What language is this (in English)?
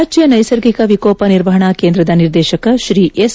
Kannada